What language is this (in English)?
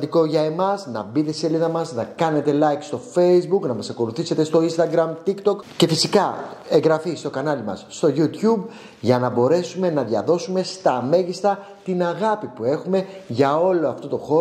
Greek